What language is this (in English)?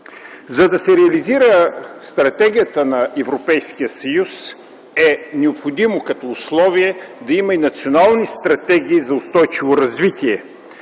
Bulgarian